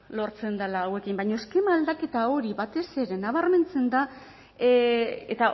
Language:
Basque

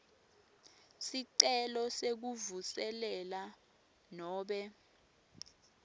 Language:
Swati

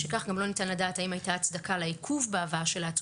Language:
Hebrew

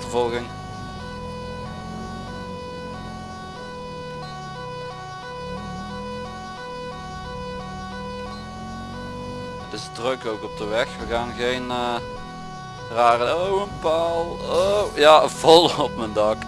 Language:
Dutch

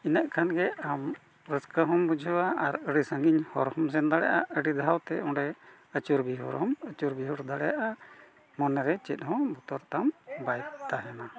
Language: Santali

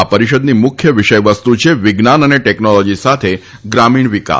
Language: Gujarati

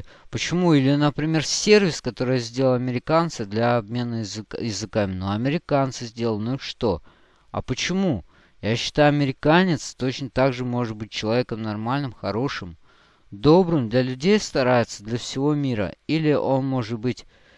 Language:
Russian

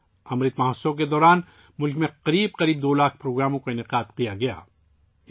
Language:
Urdu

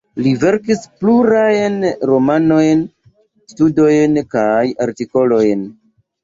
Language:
Esperanto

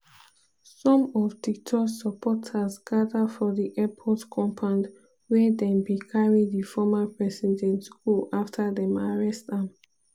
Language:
Nigerian Pidgin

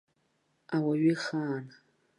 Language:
Abkhazian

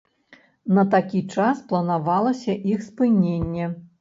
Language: Belarusian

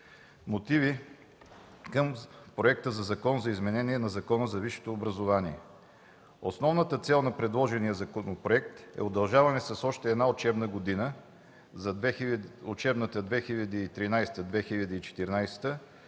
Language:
Bulgarian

